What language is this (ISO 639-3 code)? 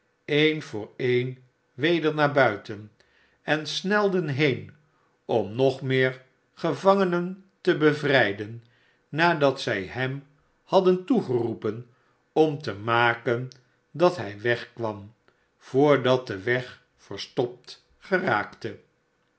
nld